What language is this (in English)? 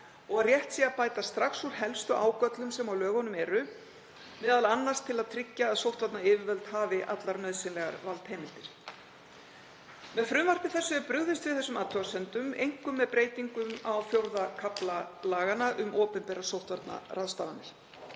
Icelandic